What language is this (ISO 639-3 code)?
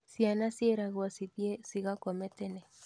kik